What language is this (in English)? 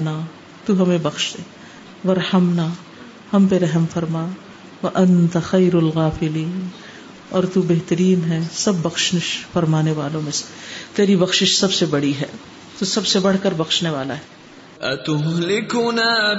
Urdu